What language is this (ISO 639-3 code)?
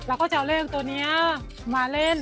tha